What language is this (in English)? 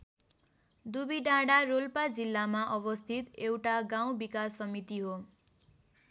Nepali